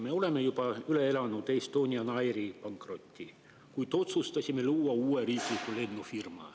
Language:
Estonian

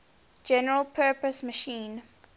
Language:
English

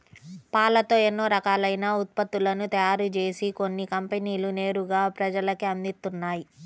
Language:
Telugu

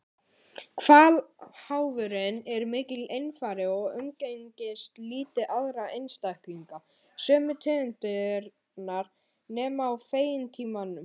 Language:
Icelandic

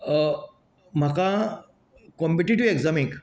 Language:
Konkani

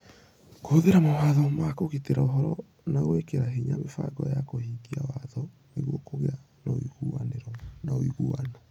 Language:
Kikuyu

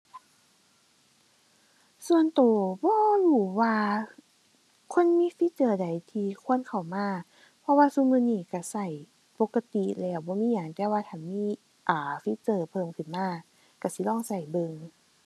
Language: Thai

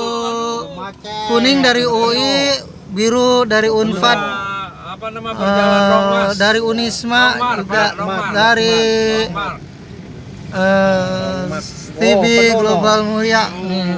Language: Indonesian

